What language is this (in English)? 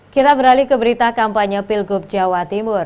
Indonesian